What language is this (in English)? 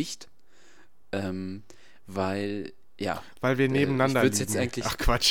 German